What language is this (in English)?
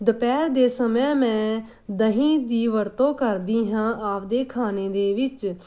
Punjabi